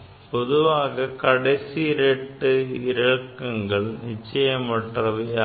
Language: Tamil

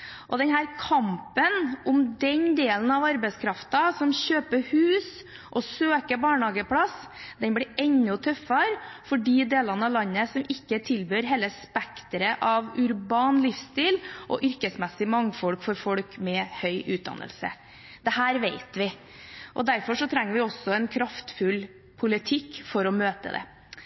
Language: Norwegian Bokmål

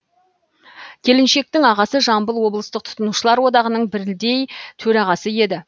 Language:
Kazakh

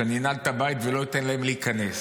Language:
Hebrew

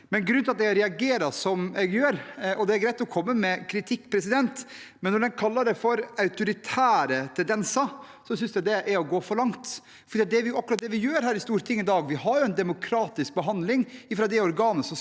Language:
Norwegian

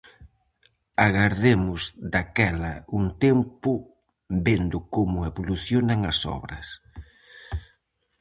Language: Galician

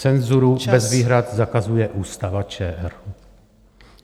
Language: Czech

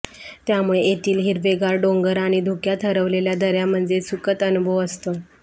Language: Marathi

